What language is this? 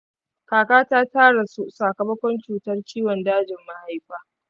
Hausa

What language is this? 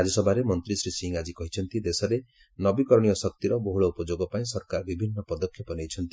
Odia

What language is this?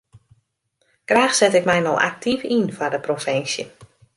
Western Frisian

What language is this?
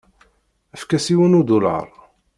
Kabyle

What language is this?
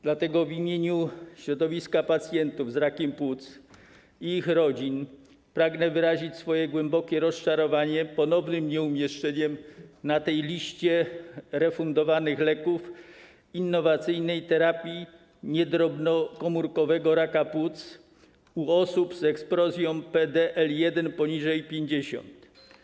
Polish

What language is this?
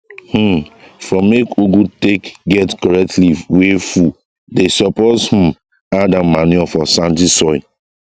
Nigerian Pidgin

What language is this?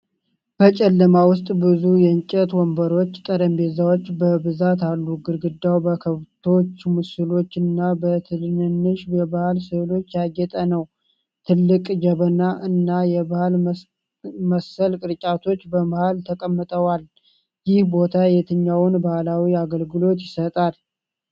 Amharic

